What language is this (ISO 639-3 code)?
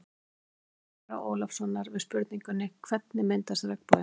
isl